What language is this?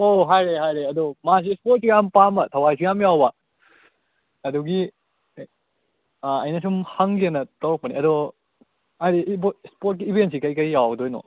Manipuri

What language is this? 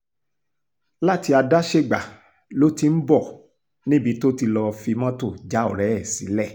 Yoruba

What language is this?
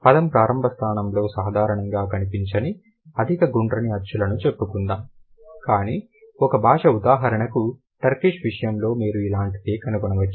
Telugu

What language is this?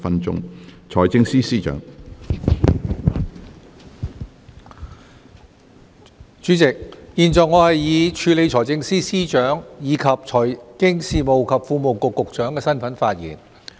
Cantonese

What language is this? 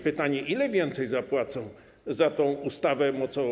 Polish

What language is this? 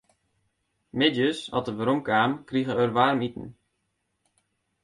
Western Frisian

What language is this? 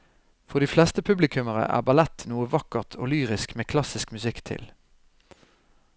Norwegian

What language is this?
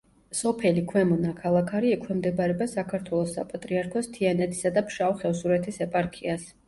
Georgian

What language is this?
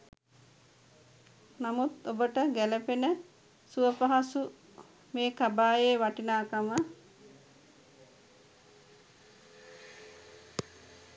Sinhala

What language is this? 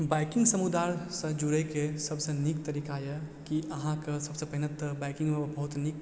Maithili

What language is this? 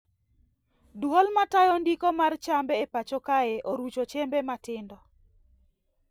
Luo (Kenya and Tanzania)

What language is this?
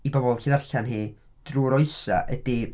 Welsh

